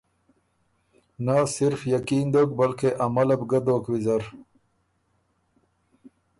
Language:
Ormuri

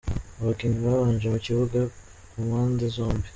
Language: Kinyarwanda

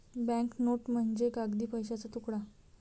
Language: Marathi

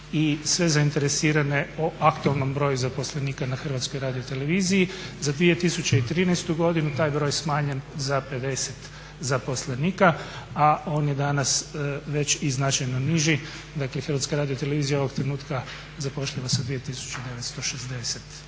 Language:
Croatian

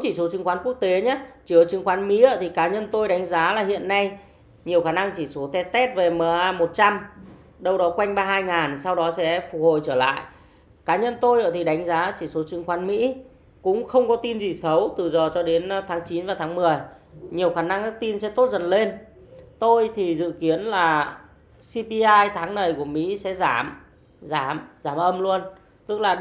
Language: Vietnamese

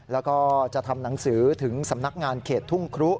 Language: Thai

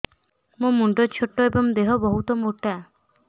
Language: Odia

